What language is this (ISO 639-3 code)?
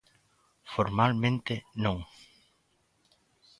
glg